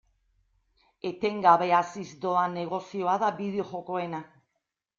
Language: Basque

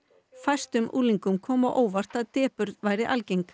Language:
Icelandic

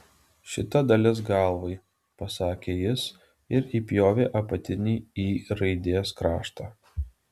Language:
Lithuanian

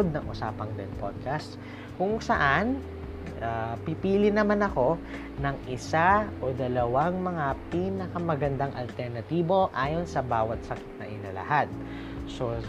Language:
Filipino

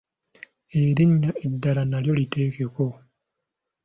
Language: Ganda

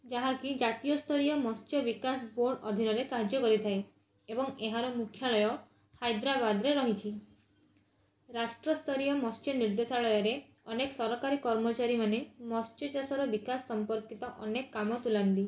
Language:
Odia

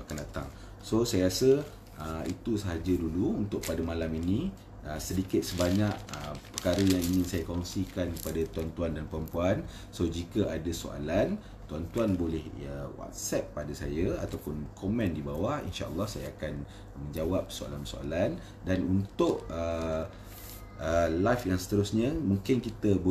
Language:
Malay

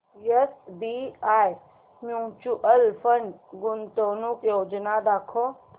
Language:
Marathi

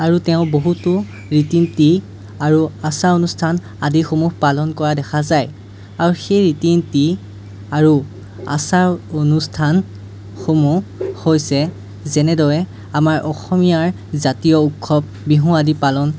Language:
Assamese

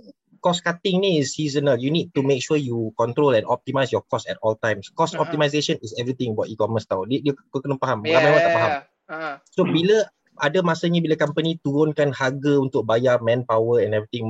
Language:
Malay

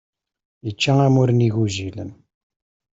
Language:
Kabyle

